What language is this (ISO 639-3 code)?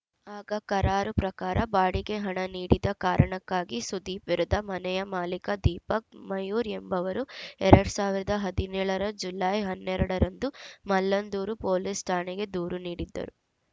kan